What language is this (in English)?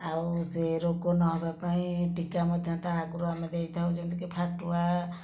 Odia